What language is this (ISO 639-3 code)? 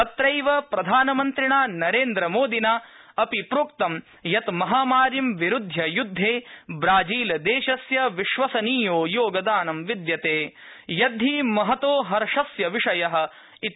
san